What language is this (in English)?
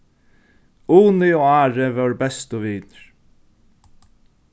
Faroese